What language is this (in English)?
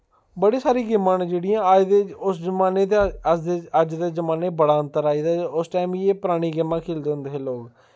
Dogri